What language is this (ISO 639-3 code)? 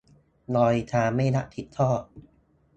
tha